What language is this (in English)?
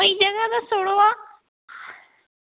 Dogri